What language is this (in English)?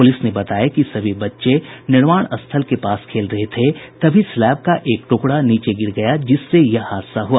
Hindi